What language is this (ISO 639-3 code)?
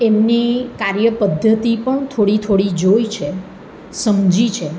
guj